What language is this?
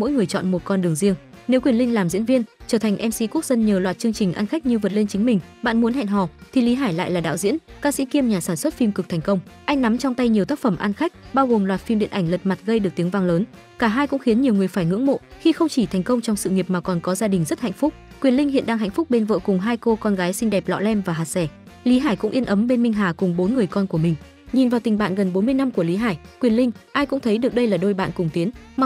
Vietnamese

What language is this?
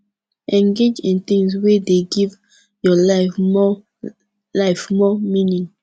Nigerian Pidgin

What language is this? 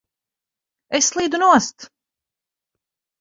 Latvian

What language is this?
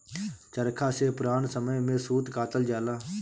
Bhojpuri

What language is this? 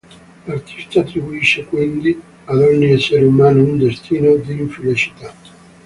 Italian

